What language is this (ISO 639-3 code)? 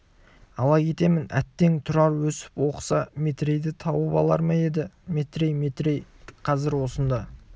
kaz